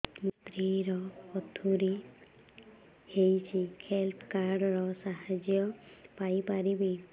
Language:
Odia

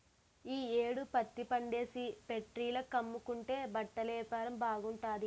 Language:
Telugu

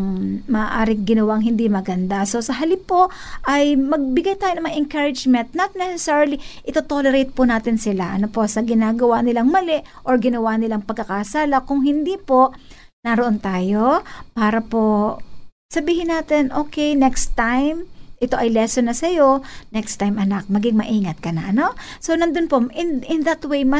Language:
Filipino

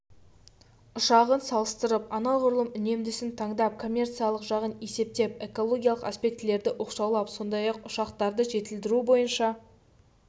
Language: Kazakh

